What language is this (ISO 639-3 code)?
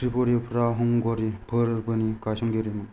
brx